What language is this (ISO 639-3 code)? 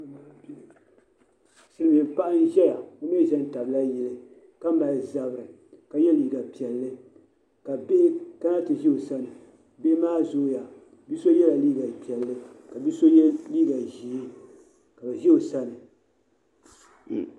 dag